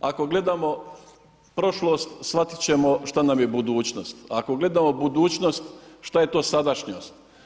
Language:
Croatian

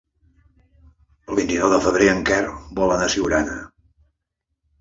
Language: Catalan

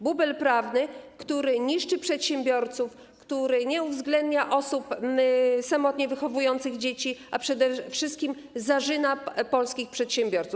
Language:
Polish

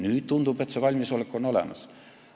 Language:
Estonian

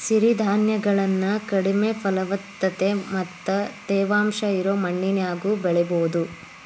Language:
Kannada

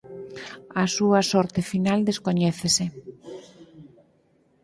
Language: Galician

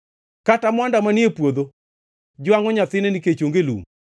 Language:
Luo (Kenya and Tanzania)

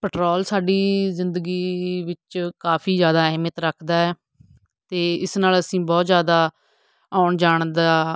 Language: Punjabi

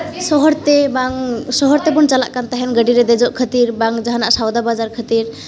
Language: Santali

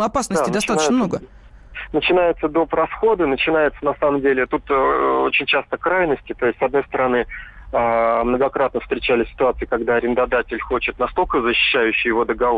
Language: Russian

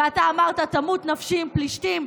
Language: Hebrew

